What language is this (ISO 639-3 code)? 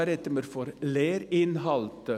gsw